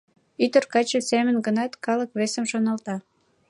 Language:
Mari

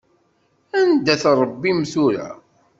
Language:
Kabyle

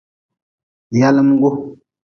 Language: Nawdm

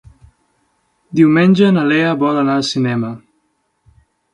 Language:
Catalan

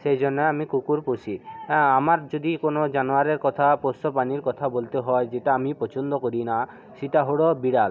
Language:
Bangla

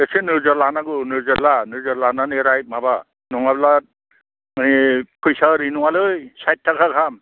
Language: Bodo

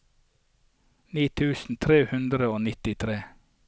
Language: Norwegian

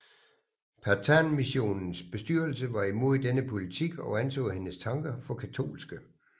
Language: Danish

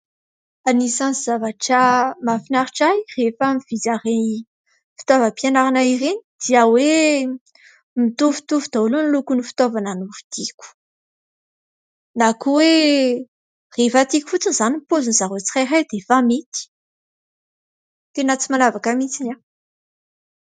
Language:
Malagasy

